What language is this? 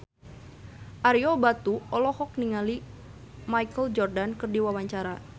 Sundanese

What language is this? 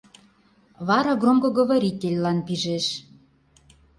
Mari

